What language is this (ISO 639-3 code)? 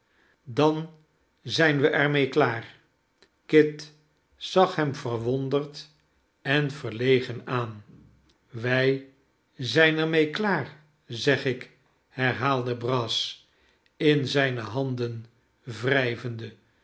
nld